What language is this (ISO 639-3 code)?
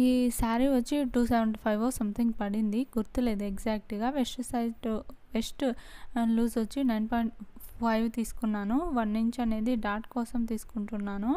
tel